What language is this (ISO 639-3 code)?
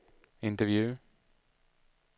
swe